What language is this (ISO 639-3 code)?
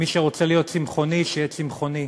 heb